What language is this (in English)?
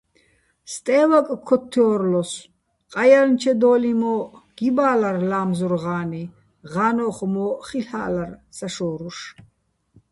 Bats